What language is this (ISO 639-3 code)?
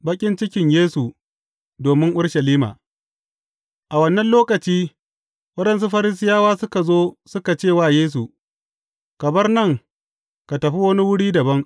hau